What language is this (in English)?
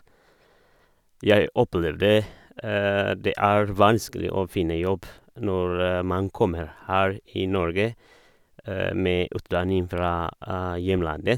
Norwegian